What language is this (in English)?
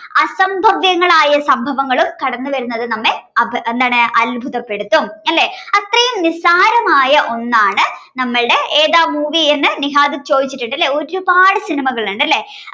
Malayalam